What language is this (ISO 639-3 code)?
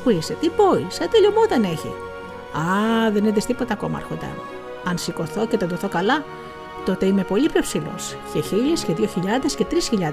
ell